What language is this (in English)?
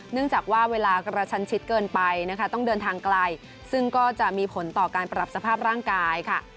Thai